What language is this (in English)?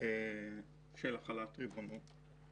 Hebrew